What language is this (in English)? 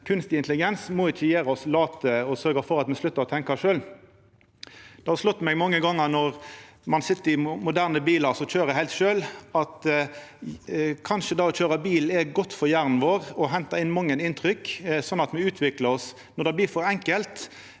Norwegian